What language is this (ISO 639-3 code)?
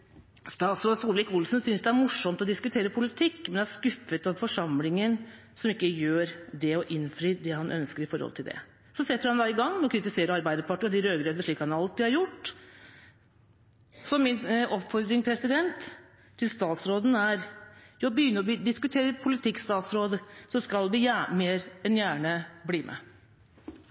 nob